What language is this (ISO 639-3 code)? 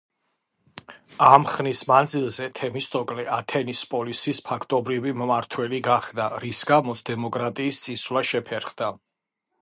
kat